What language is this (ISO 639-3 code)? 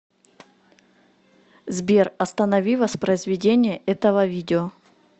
rus